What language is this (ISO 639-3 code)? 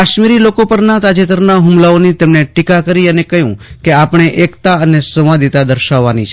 guj